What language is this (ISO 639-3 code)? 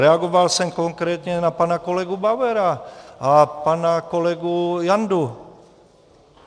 ces